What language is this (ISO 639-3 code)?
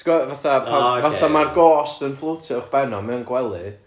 cym